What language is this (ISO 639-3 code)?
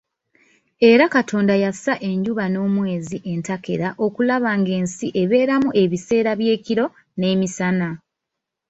lug